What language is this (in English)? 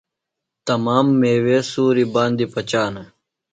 Phalura